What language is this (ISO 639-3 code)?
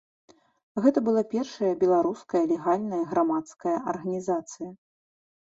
bel